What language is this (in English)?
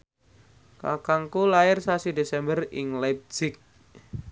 Javanese